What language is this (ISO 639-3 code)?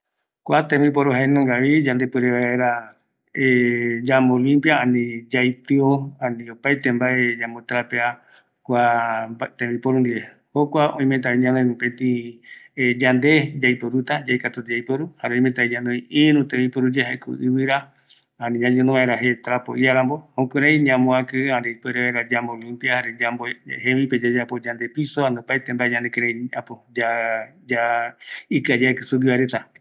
gui